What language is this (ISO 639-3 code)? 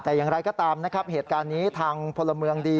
tha